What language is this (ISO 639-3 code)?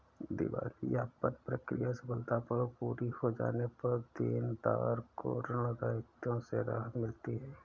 hin